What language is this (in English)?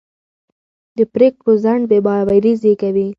Pashto